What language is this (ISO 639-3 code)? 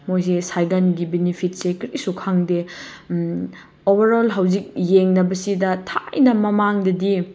mni